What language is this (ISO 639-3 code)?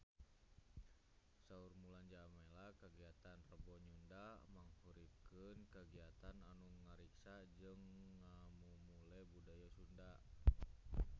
sun